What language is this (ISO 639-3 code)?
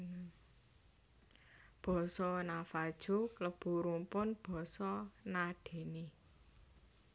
jav